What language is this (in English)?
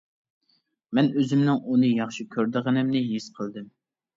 Uyghur